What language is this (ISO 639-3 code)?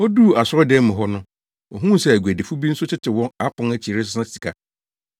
aka